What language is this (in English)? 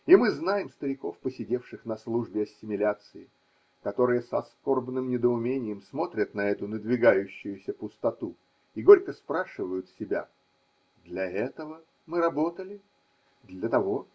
Russian